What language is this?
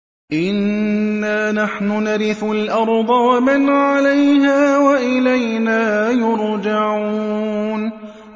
Arabic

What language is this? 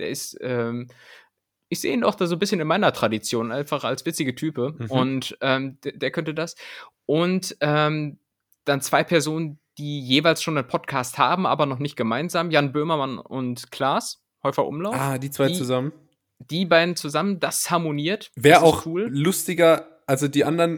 German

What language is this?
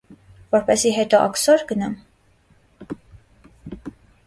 Armenian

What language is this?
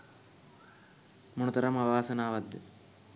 Sinhala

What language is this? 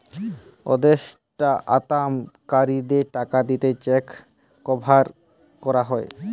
Bangla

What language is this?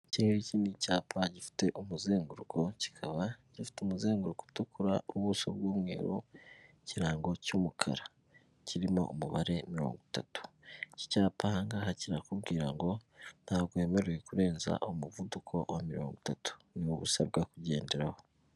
Kinyarwanda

